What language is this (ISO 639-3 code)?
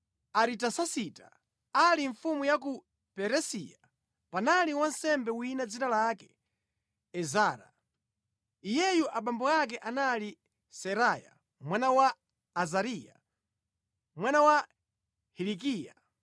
nya